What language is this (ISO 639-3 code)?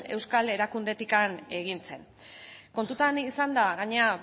eus